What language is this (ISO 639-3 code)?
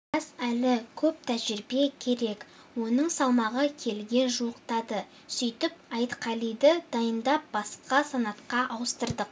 kaz